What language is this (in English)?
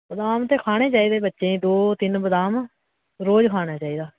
Dogri